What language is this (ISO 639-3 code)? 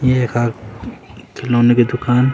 gbm